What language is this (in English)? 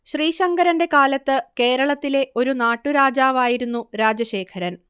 Malayalam